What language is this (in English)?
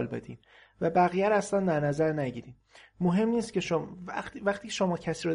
Persian